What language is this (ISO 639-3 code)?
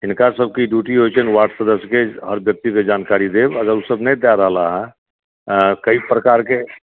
mai